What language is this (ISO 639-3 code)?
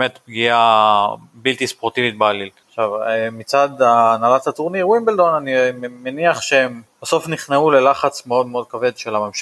heb